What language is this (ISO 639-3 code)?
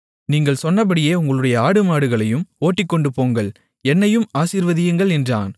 tam